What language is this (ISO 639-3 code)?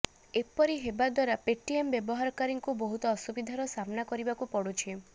ori